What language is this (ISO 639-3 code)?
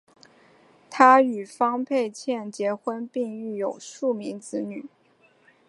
zho